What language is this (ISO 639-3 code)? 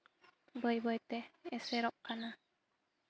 sat